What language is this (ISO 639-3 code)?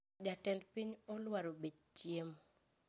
luo